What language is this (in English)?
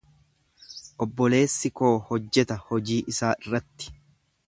Oromo